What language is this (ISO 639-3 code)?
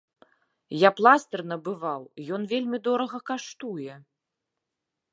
bel